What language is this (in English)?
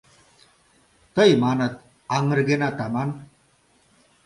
Mari